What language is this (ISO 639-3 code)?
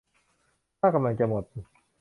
tha